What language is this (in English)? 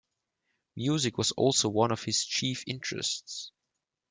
English